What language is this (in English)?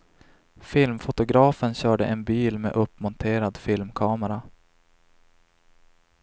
Swedish